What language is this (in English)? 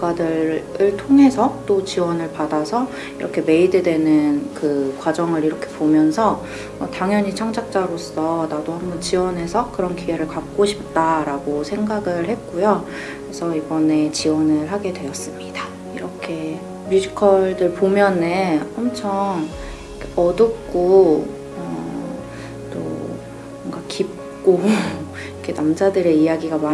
Korean